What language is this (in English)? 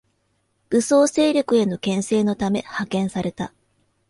Japanese